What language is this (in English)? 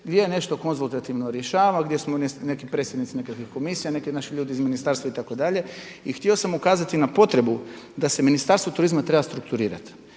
Croatian